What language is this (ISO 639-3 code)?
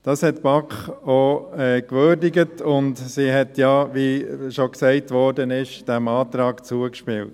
gsw